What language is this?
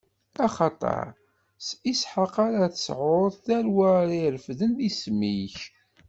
Kabyle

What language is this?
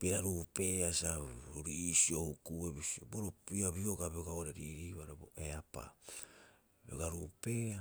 Rapoisi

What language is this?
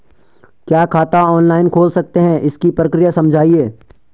Hindi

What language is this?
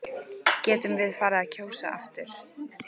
Icelandic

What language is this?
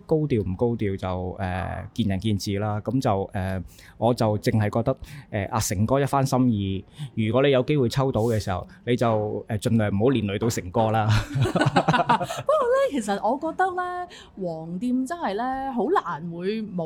Chinese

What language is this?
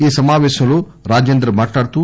Telugu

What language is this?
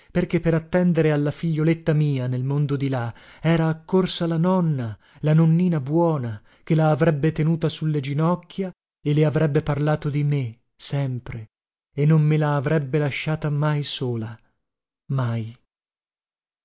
Italian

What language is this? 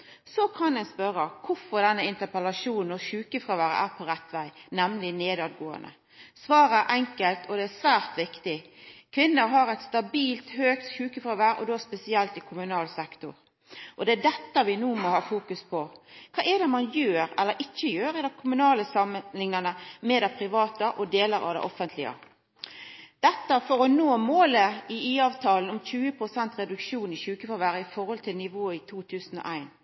Norwegian Nynorsk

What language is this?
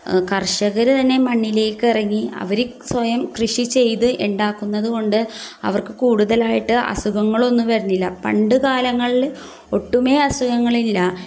Malayalam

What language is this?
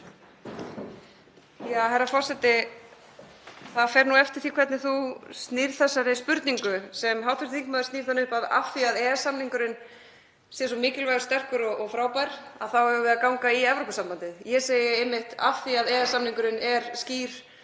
Icelandic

